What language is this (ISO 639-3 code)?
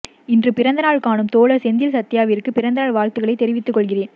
tam